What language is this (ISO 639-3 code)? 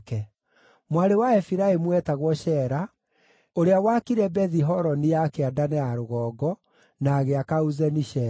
kik